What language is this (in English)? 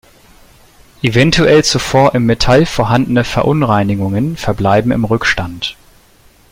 German